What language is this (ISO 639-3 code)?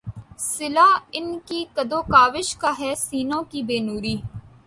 urd